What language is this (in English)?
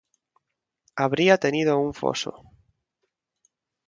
Spanish